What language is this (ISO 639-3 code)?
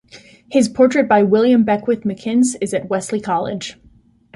eng